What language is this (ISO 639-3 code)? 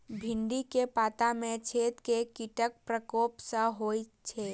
mai